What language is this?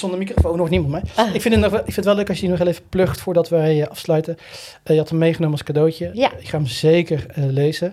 Dutch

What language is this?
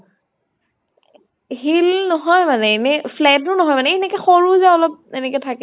Assamese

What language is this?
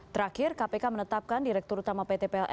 Indonesian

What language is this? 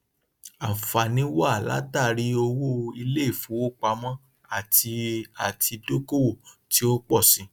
Yoruba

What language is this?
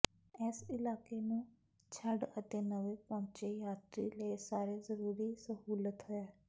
Punjabi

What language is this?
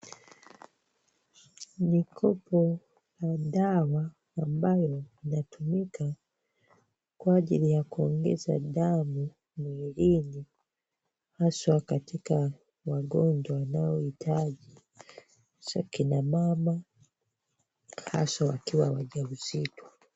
Swahili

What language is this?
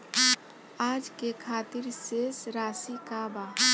Bhojpuri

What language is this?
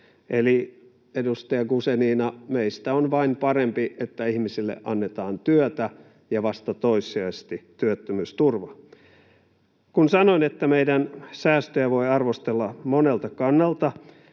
Finnish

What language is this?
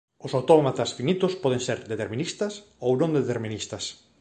Galician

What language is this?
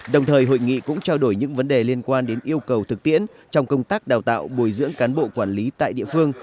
Vietnamese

